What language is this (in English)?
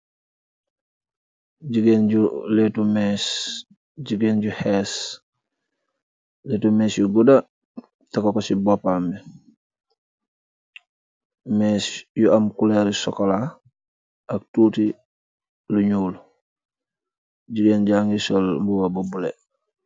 Wolof